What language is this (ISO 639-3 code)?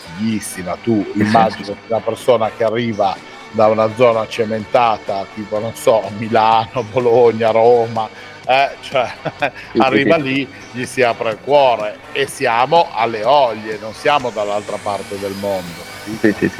ita